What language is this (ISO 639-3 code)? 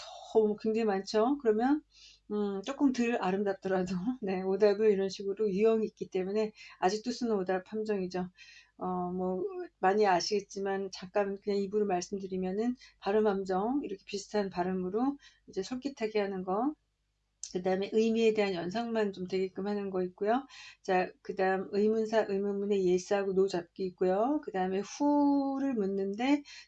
kor